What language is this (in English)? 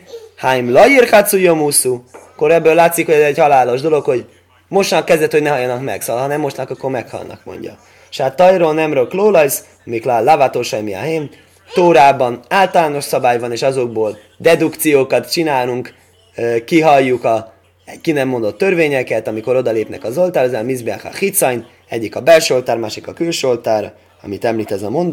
Hungarian